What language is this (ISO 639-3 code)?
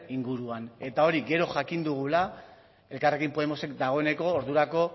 eus